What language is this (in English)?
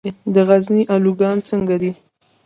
Pashto